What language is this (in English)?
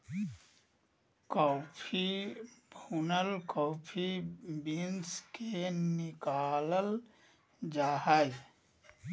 Magahi